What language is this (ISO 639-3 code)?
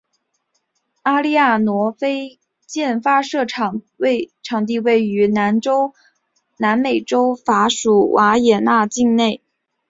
zho